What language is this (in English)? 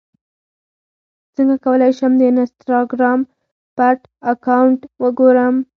Pashto